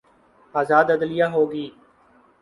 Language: Urdu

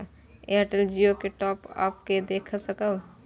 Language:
Maithili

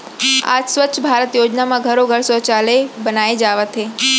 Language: Chhattisgarhi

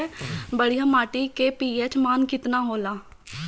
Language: Bhojpuri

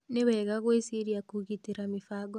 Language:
Kikuyu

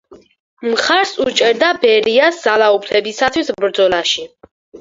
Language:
Georgian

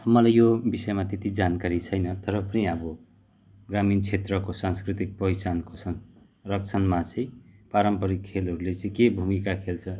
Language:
Nepali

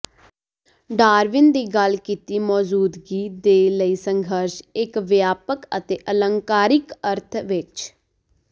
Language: Punjabi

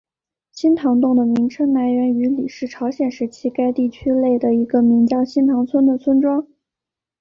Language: Chinese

